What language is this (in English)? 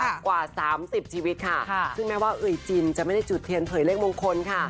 Thai